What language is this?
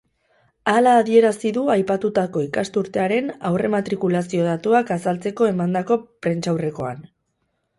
Basque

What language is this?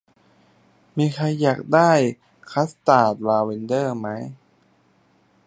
Thai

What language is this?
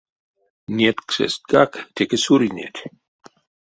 Erzya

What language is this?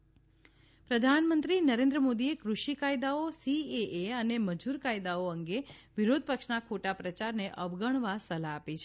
Gujarati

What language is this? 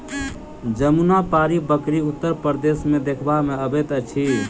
Maithili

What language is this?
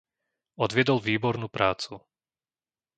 Slovak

